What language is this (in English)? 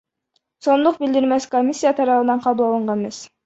Kyrgyz